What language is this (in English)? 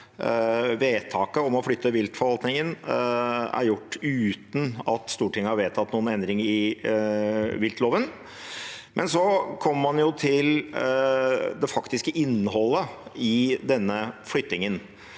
Norwegian